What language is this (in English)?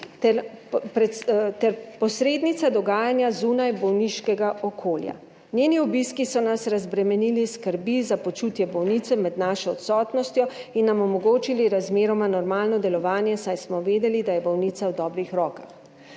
Slovenian